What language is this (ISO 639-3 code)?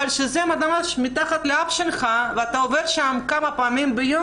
heb